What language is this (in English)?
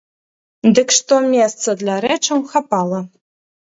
Belarusian